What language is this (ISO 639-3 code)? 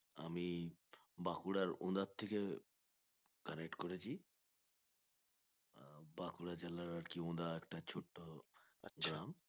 ben